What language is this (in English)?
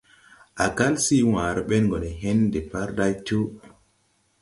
Tupuri